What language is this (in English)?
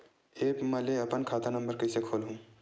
Chhattisgarhi